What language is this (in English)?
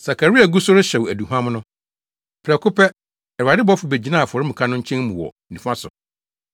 Akan